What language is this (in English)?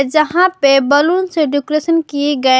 Hindi